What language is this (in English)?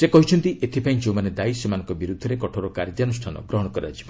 Odia